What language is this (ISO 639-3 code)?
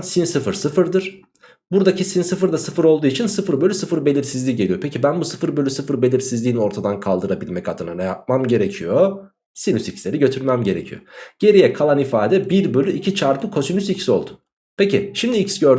tur